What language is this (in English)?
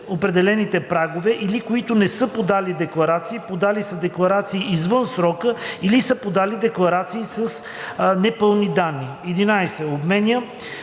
Bulgarian